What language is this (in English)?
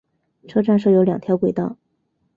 Chinese